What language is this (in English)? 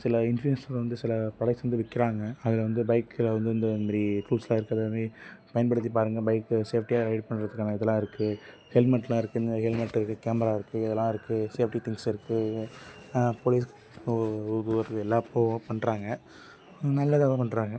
Tamil